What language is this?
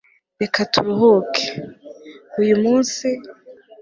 Kinyarwanda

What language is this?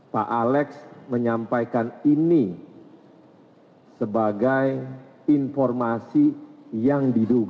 Indonesian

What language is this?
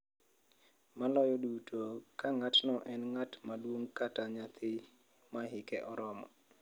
Luo (Kenya and Tanzania)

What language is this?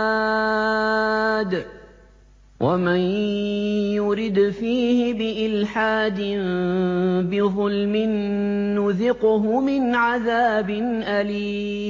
Arabic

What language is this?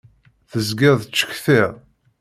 Kabyle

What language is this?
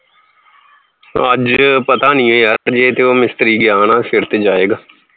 Punjabi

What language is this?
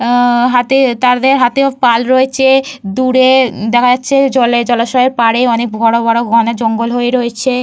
Bangla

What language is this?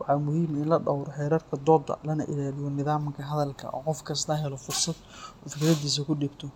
Somali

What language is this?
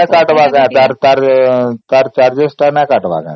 Odia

